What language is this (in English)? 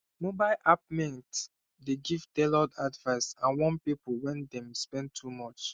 Nigerian Pidgin